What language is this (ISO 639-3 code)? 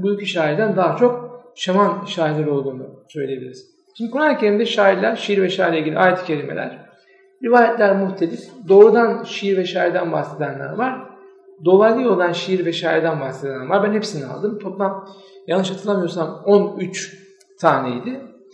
tur